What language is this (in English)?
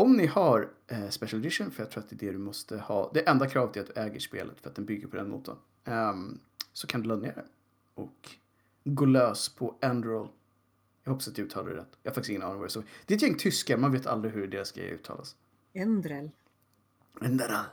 Swedish